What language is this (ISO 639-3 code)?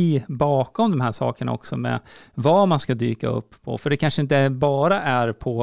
swe